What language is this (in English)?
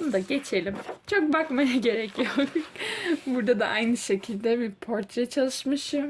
Turkish